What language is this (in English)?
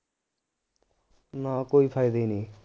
Punjabi